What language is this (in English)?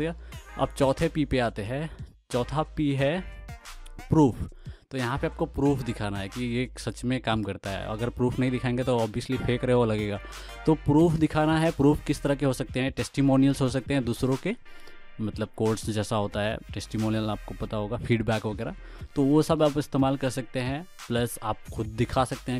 Hindi